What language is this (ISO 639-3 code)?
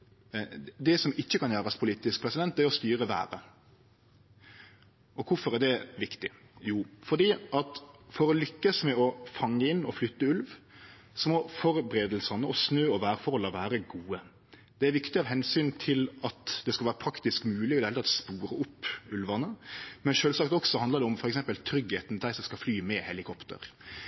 nno